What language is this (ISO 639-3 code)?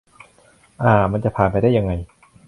tha